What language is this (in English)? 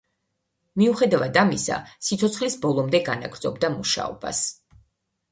Georgian